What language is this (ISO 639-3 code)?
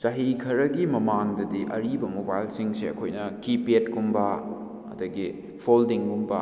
mni